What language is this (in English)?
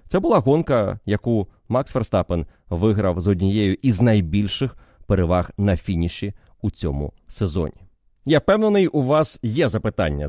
Ukrainian